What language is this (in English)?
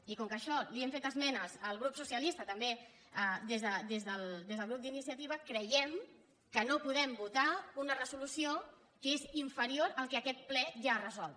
Catalan